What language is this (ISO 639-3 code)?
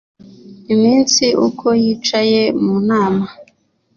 kin